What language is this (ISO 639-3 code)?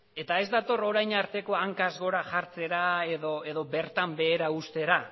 eus